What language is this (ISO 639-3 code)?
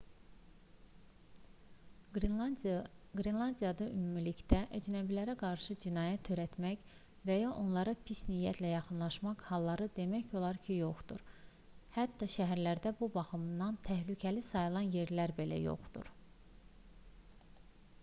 aze